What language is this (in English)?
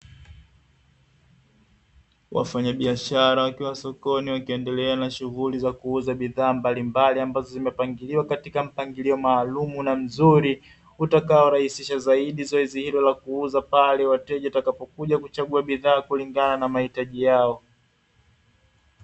Swahili